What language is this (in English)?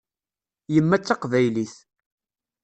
Kabyle